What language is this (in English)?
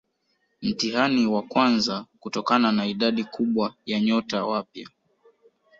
Swahili